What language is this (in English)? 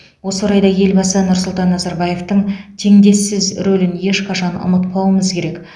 Kazakh